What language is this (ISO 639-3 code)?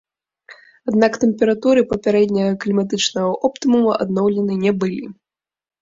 bel